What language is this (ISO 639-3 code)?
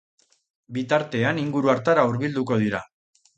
eus